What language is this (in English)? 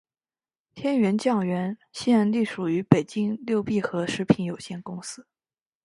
Chinese